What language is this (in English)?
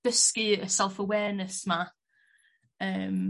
Welsh